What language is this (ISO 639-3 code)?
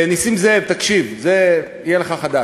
heb